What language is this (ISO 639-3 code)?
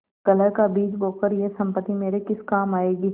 hin